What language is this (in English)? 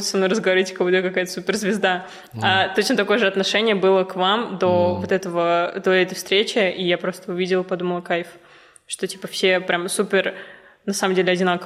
Russian